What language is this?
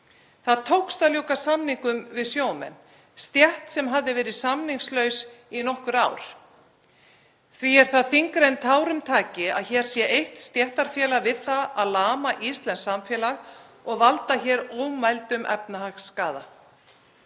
Icelandic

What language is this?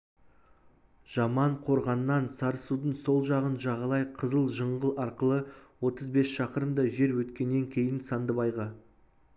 Kazakh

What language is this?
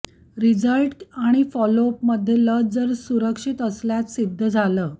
Marathi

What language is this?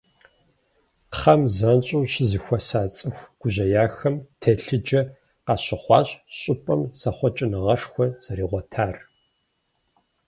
Kabardian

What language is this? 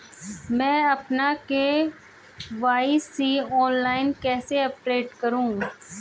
Hindi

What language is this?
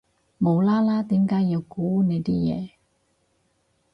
Cantonese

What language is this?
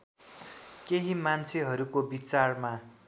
Nepali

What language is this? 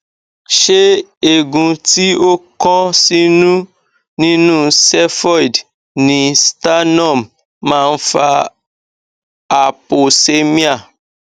Yoruba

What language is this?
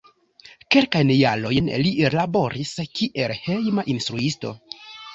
Esperanto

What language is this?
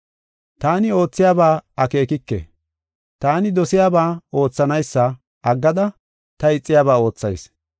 Gofa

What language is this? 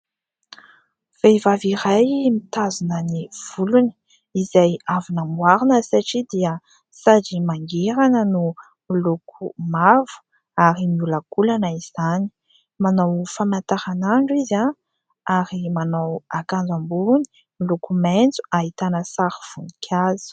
Malagasy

